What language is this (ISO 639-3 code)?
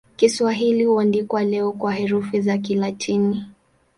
swa